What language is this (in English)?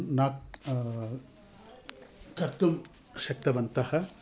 Sanskrit